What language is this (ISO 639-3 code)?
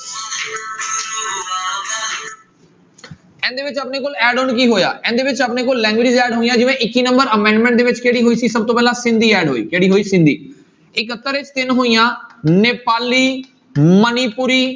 pan